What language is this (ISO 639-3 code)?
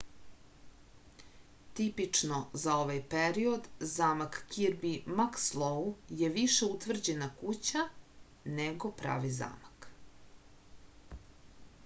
srp